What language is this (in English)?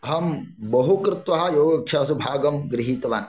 Sanskrit